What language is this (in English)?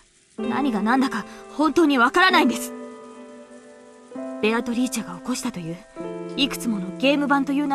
Japanese